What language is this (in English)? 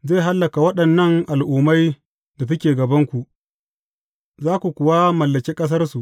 Hausa